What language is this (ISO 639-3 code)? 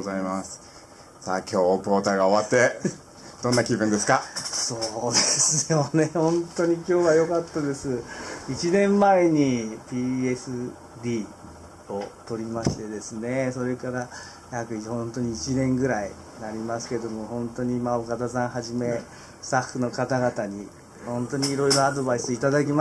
jpn